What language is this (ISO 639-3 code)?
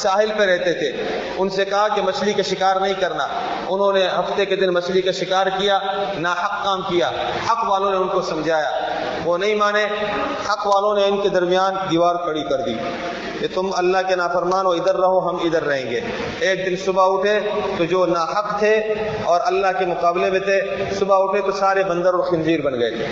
urd